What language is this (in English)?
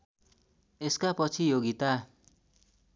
Nepali